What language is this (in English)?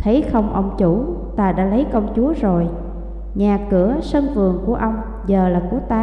Vietnamese